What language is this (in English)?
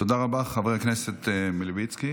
Hebrew